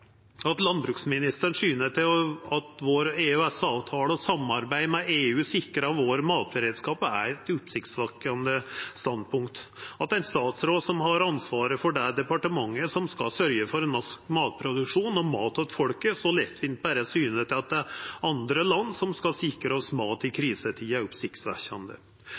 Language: Norwegian Nynorsk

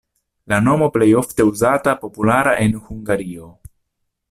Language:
Esperanto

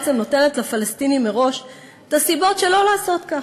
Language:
Hebrew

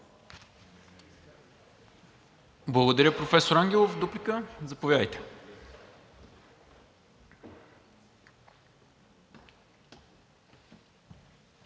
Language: Bulgarian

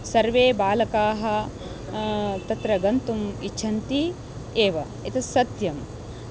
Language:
Sanskrit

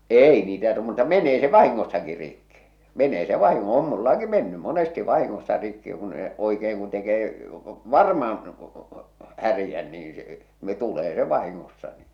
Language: Finnish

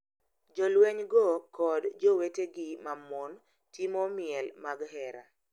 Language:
Luo (Kenya and Tanzania)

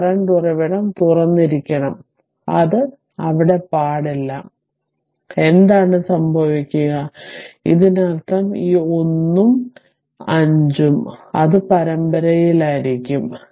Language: Malayalam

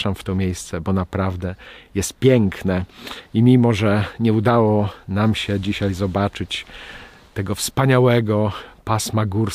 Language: Polish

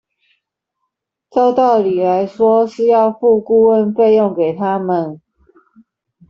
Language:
Chinese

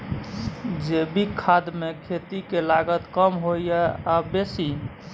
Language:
Maithili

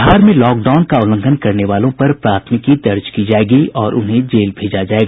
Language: Hindi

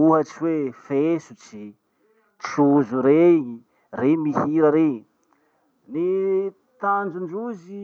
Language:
Masikoro Malagasy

